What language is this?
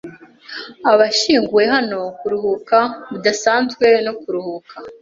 Kinyarwanda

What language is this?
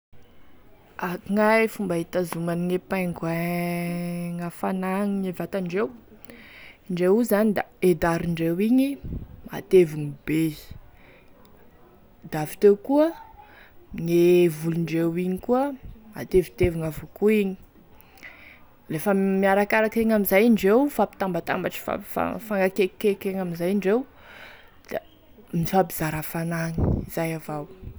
Tesaka Malagasy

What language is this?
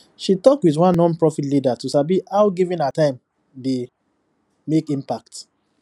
Nigerian Pidgin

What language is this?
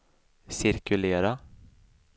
Swedish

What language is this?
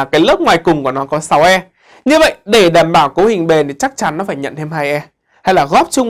Vietnamese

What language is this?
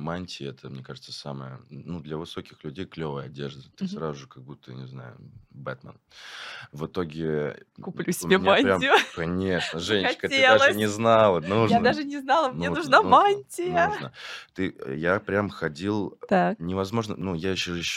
Russian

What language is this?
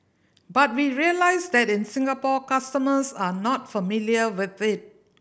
English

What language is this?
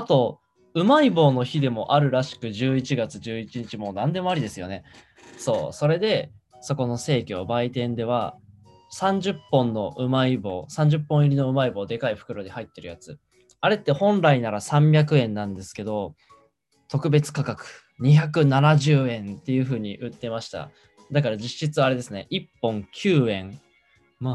Japanese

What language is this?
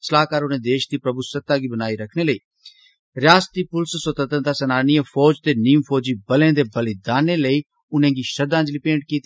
Dogri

